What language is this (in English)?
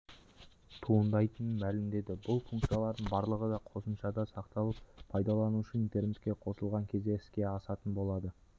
Kazakh